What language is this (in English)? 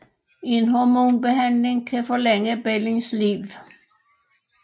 Danish